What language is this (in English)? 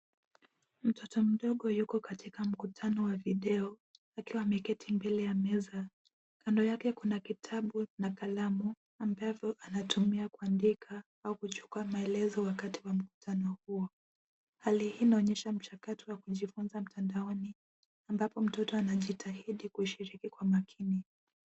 Swahili